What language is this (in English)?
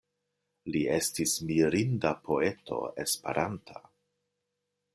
Esperanto